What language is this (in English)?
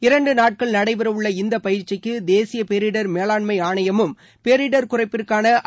Tamil